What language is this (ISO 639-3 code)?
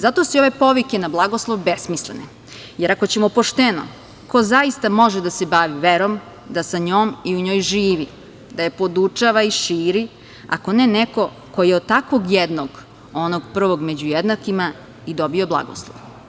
srp